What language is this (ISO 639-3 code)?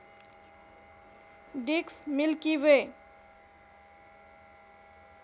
nep